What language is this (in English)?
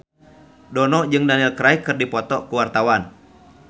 Sundanese